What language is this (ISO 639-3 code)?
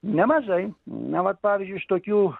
lit